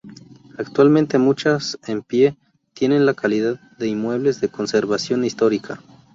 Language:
Spanish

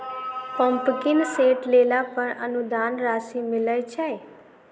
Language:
Maithili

